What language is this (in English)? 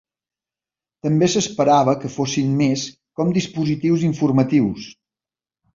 Catalan